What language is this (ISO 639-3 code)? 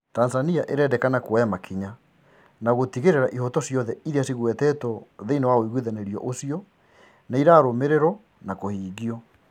kik